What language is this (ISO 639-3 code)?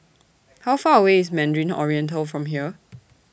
eng